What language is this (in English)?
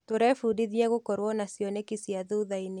Kikuyu